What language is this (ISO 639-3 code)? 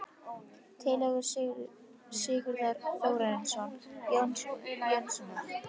isl